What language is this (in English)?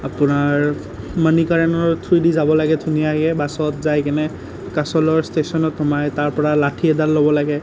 Assamese